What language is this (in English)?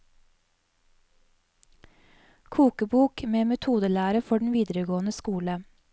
Norwegian